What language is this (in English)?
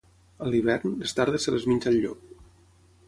Catalan